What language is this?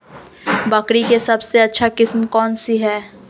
Magahi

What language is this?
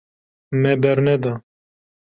Kurdish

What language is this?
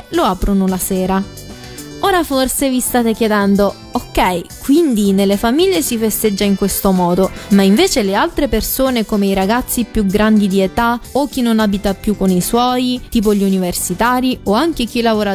Italian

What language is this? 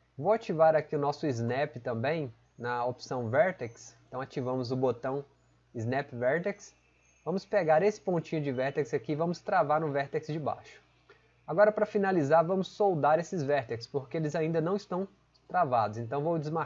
Portuguese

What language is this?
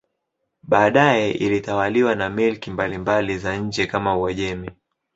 Swahili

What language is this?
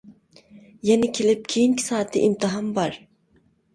Uyghur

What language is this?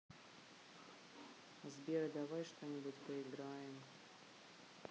Russian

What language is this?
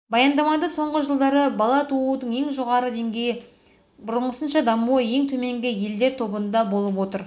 Kazakh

